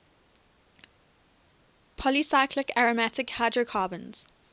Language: English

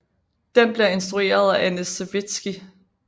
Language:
Danish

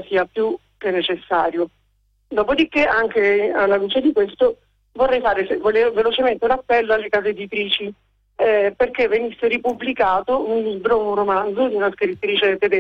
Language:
Italian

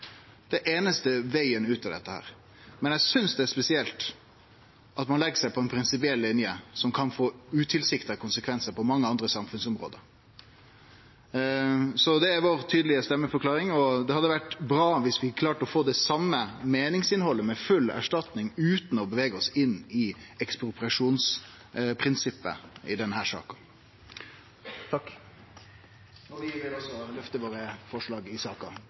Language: Norwegian Nynorsk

